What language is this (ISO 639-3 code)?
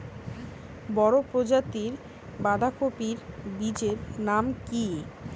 ben